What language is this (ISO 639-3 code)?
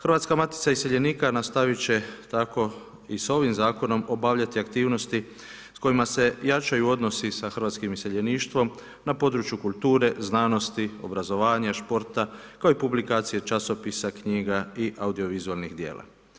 hrv